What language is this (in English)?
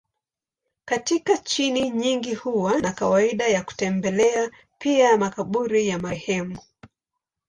Swahili